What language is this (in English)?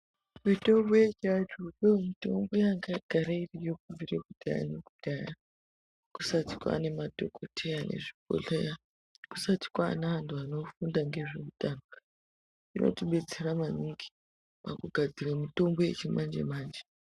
Ndau